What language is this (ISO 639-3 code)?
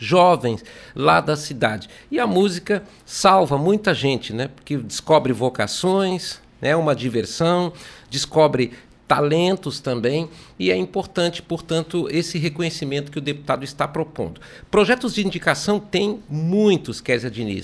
por